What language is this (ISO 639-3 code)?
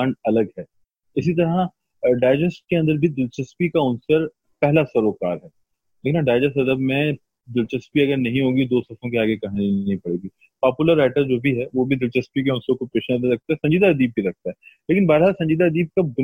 urd